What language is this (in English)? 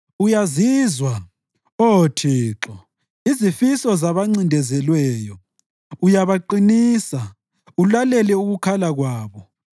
North Ndebele